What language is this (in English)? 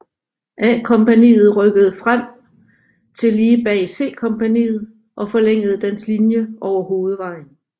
Danish